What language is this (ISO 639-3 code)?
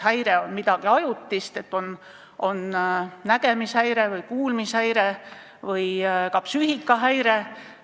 est